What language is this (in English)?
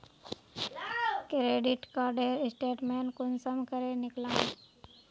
Magahi